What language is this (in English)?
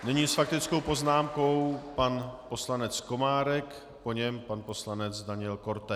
Czech